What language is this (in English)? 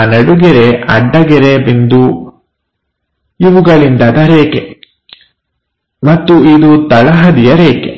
Kannada